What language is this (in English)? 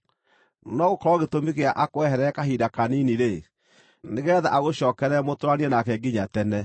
Kikuyu